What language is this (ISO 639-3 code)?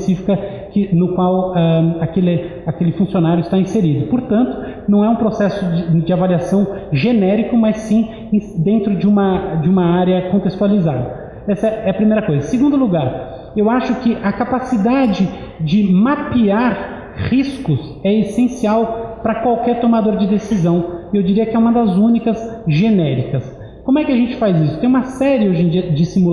por